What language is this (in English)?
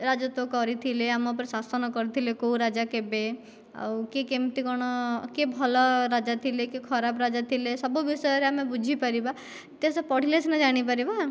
Odia